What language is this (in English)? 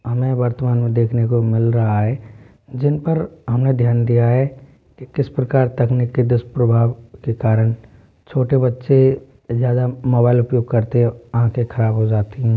Hindi